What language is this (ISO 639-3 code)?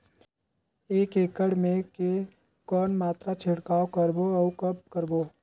hne